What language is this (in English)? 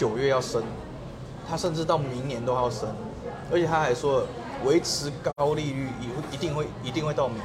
Chinese